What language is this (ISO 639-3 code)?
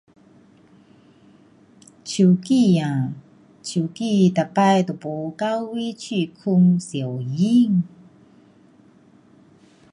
cpx